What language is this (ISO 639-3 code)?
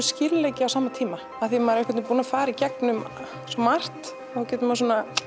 isl